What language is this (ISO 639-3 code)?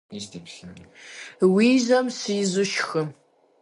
kbd